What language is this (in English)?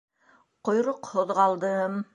Bashkir